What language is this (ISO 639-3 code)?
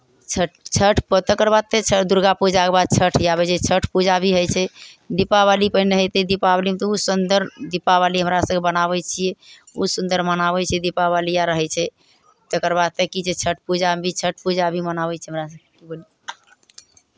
mai